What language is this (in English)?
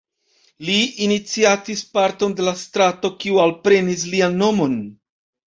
Esperanto